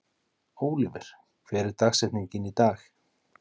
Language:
Icelandic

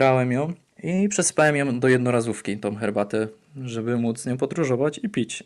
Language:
Polish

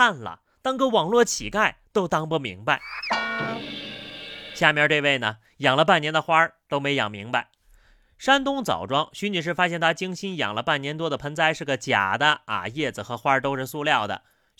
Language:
Chinese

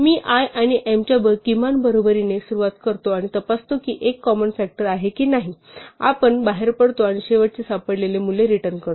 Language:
Marathi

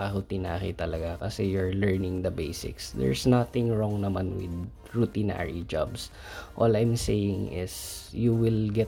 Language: Filipino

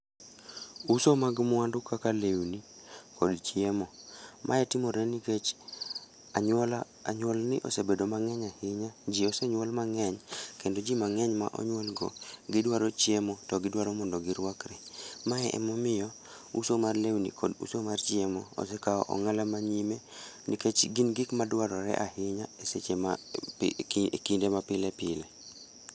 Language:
Luo (Kenya and Tanzania)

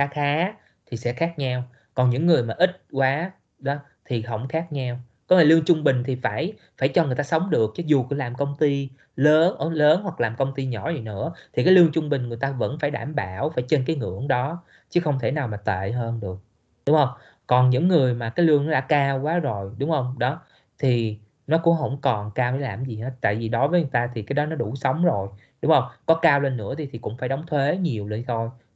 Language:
Vietnamese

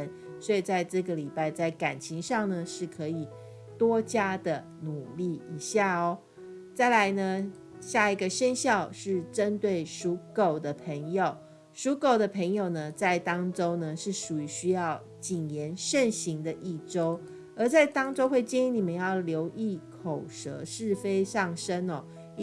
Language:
Chinese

